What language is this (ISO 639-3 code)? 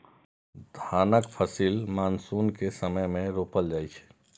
mai